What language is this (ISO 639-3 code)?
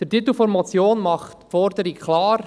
gsw